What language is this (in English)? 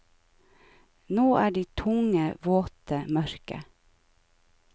Norwegian